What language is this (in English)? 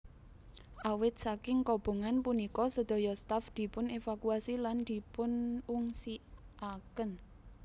Javanese